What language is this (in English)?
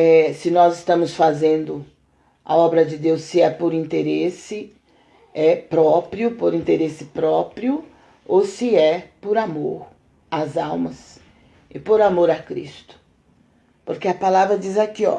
Portuguese